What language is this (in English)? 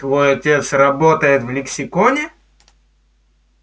Russian